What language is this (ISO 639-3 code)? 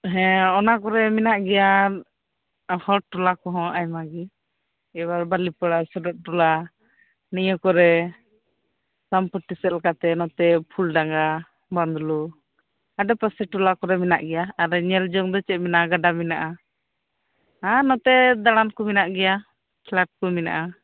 sat